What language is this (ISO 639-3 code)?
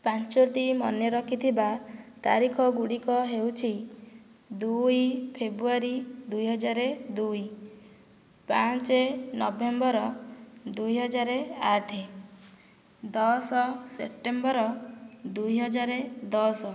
ori